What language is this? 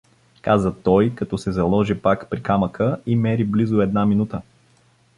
Bulgarian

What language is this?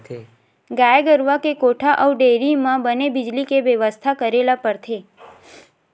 Chhattisgarhi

